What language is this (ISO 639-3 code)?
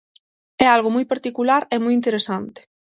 glg